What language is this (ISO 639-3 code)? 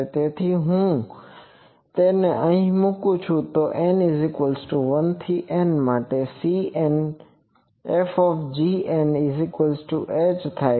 guj